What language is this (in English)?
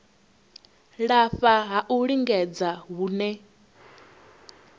Venda